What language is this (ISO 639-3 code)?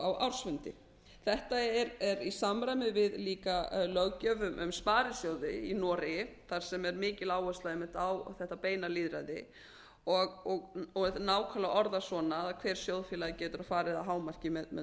isl